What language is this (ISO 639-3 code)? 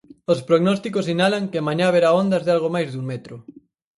glg